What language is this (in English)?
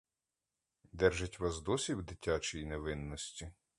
Ukrainian